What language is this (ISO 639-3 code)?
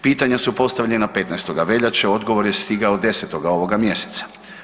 hrv